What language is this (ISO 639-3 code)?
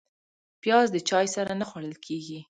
pus